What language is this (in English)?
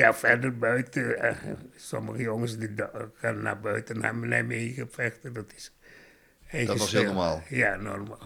Dutch